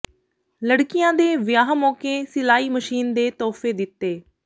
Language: Punjabi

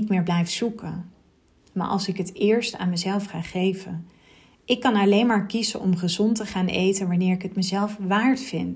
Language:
Dutch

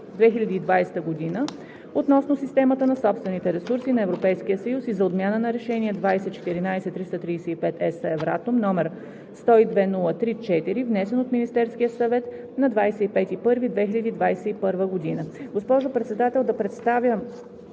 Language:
Bulgarian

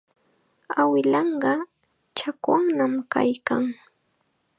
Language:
Chiquián Ancash Quechua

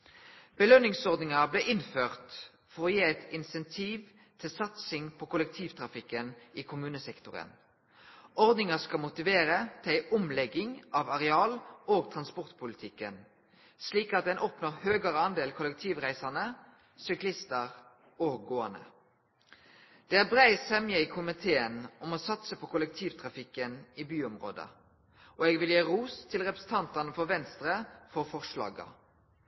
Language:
Norwegian Nynorsk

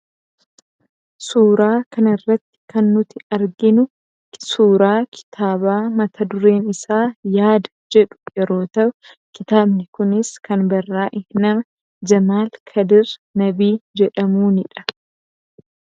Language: Oromo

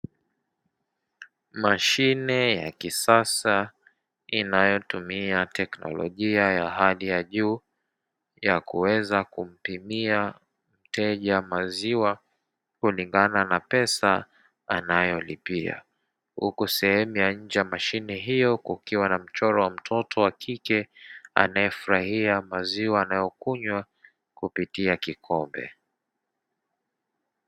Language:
Swahili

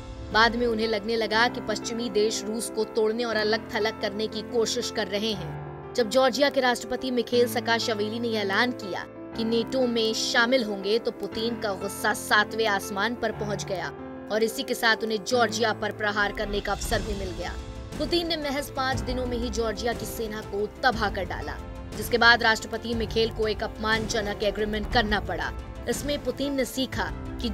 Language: Hindi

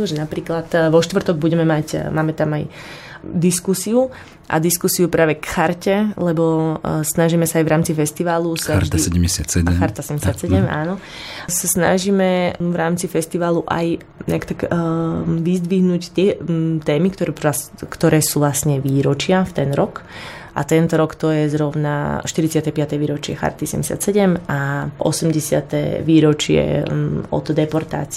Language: Slovak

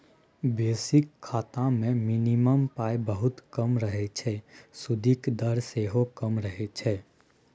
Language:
Maithili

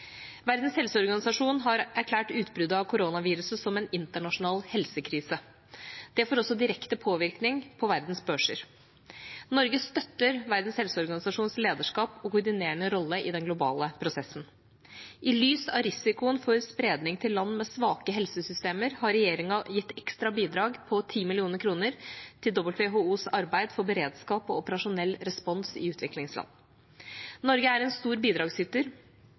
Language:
Norwegian Bokmål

